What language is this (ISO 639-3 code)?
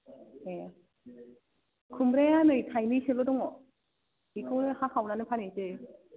brx